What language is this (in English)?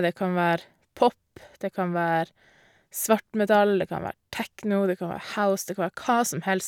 Norwegian